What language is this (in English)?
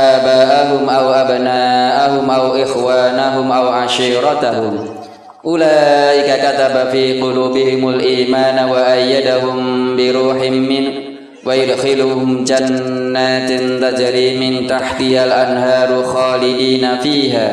Indonesian